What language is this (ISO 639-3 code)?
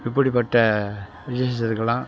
tam